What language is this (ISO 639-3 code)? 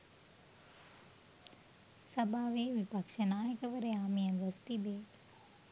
sin